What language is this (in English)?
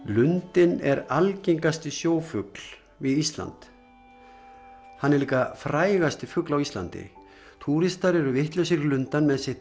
Icelandic